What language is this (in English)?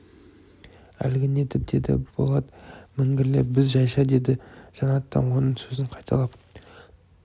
Kazakh